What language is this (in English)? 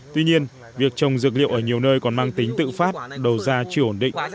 Vietnamese